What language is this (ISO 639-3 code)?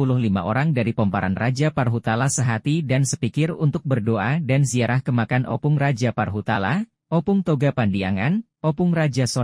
ind